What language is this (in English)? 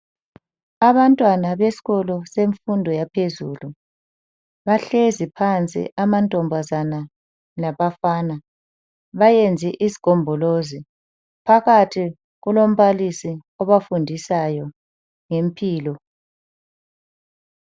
North Ndebele